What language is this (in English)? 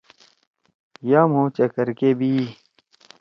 Torwali